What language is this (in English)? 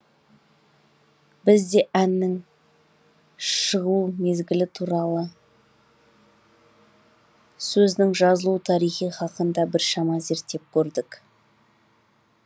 Kazakh